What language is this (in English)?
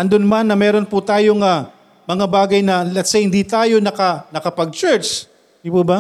Filipino